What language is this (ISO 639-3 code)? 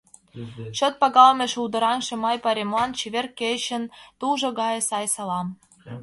chm